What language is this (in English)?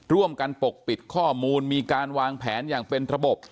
Thai